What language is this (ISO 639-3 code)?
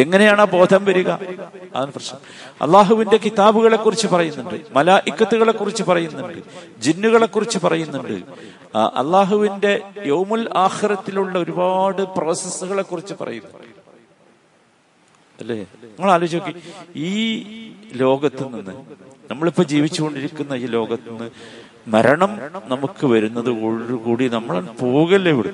mal